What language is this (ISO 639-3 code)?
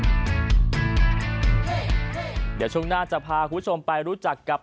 tha